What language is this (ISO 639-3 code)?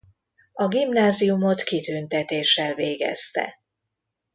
hun